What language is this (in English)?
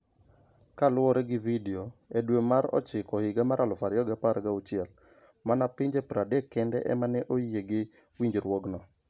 Luo (Kenya and Tanzania)